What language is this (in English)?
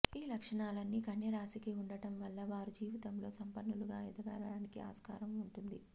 Telugu